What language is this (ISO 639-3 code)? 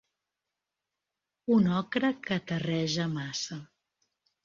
cat